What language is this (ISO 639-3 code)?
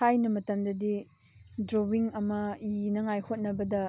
mni